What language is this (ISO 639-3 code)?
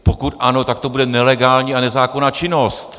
ces